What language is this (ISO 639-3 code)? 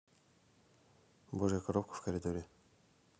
rus